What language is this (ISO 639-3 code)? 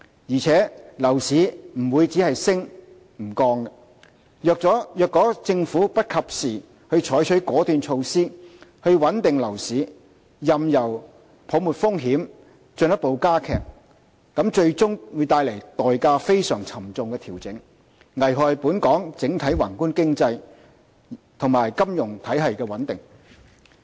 yue